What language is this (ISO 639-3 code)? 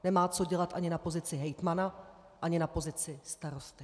ces